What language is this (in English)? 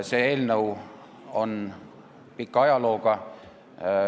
Estonian